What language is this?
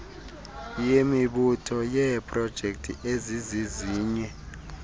Xhosa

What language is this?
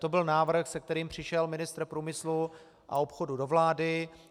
Czech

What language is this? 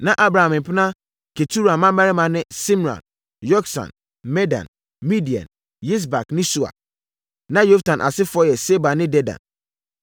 Akan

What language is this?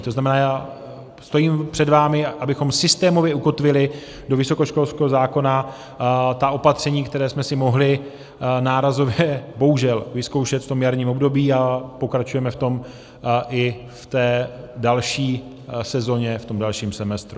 Czech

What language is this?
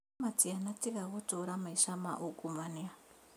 Kikuyu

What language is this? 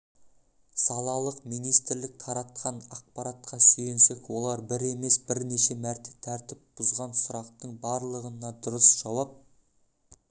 Kazakh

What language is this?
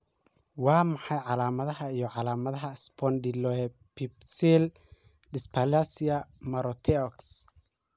Somali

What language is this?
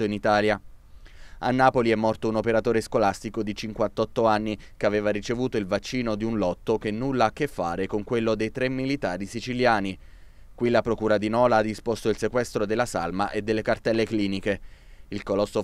Italian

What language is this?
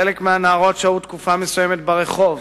Hebrew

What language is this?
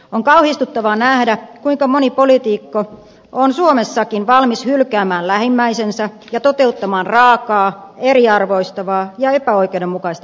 Finnish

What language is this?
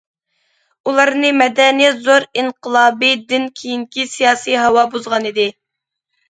Uyghur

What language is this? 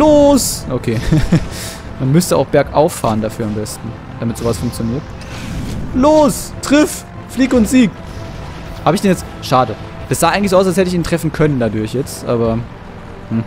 German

